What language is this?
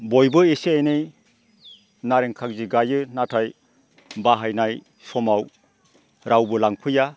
Bodo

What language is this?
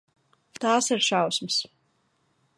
Latvian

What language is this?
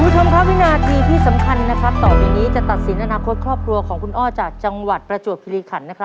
Thai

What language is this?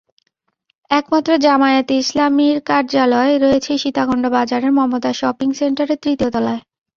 Bangla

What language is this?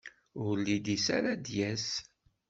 Kabyle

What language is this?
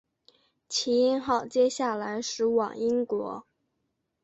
Chinese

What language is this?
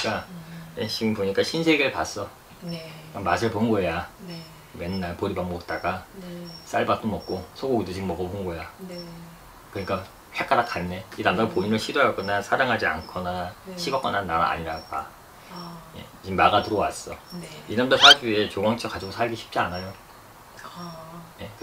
Korean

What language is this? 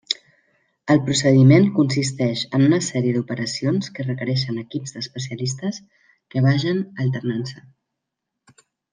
Catalan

